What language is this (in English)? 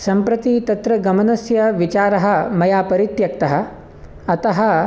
Sanskrit